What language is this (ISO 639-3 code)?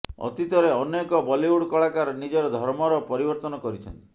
ori